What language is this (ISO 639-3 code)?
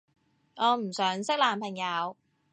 yue